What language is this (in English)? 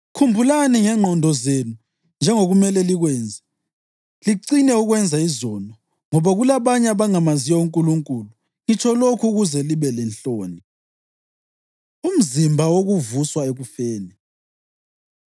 North Ndebele